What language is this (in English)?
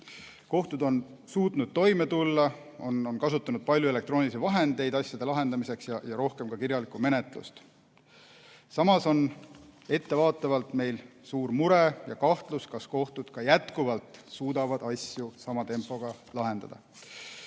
Estonian